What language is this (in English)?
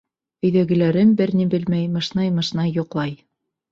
Bashkir